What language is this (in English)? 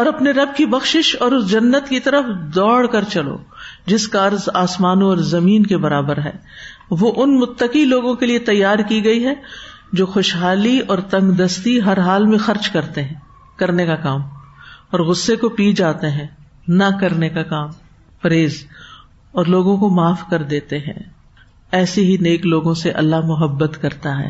Urdu